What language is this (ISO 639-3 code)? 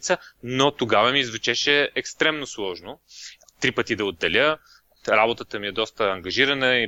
bul